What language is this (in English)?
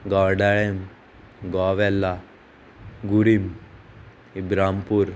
Konkani